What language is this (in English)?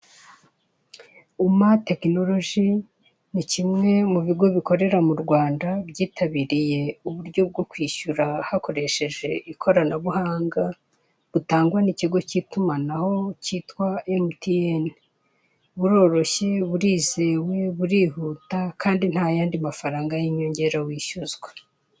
Kinyarwanda